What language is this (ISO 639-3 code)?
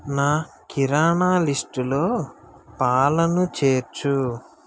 tel